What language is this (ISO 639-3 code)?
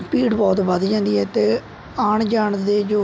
pan